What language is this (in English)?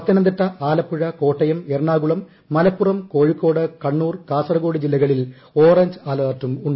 Malayalam